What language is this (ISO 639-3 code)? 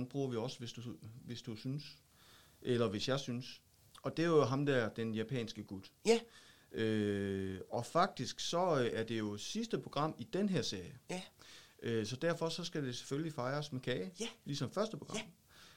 dan